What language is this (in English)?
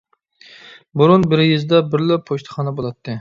Uyghur